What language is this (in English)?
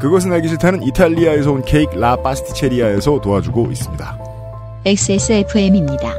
Korean